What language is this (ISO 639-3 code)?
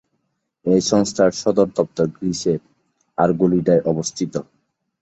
ben